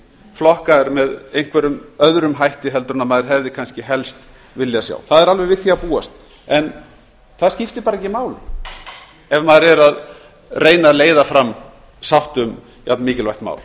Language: Icelandic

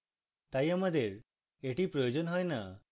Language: Bangla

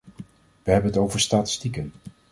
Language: Dutch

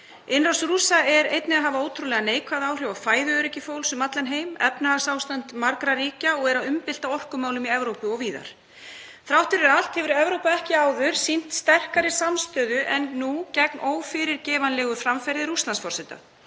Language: Icelandic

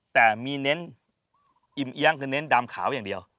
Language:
Thai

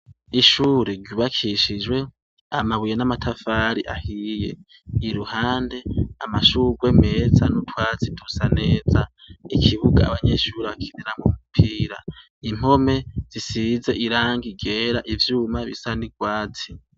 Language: Rundi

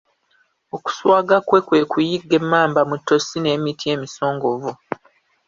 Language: Ganda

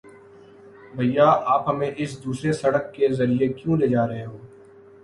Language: Urdu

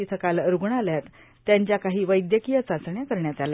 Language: Marathi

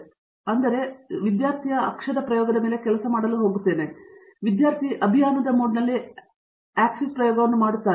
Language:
Kannada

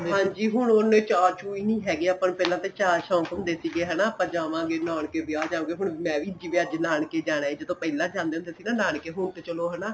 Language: Punjabi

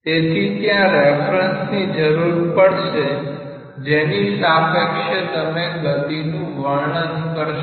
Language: Gujarati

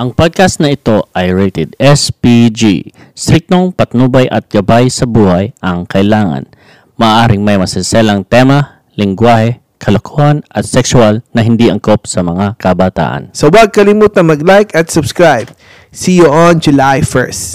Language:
Filipino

